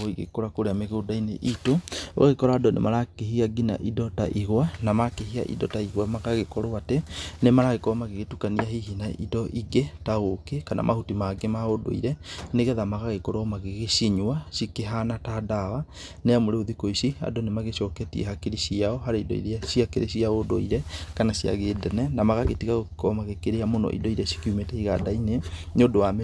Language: Kikuyu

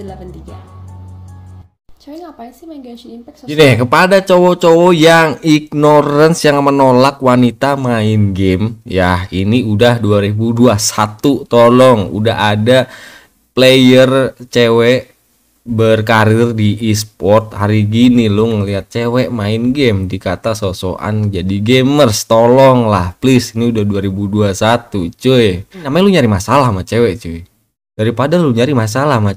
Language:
Indonesian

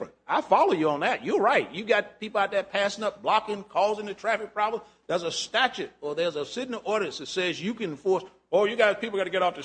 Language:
English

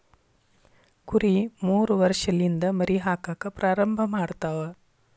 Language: Kannada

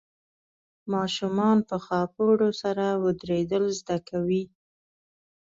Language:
Pashto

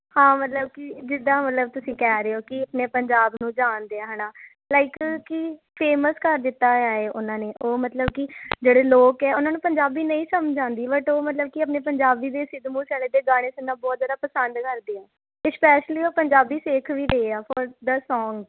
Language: Punjabi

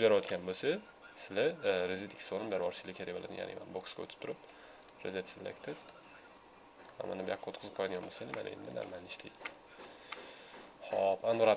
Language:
Turkish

